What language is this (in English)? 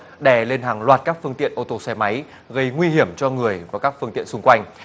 Vietnamese